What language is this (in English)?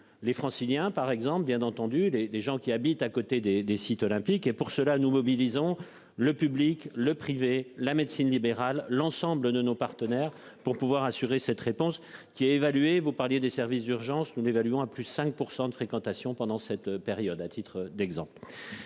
French